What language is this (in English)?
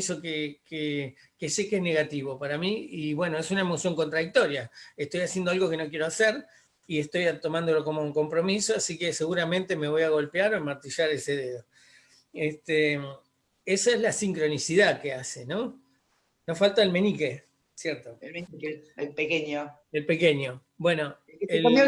Spanish